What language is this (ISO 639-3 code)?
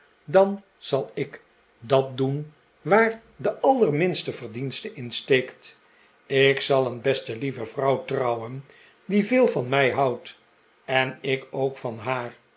nld